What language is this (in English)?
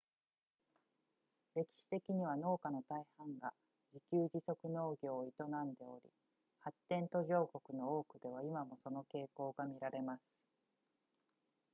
Japanese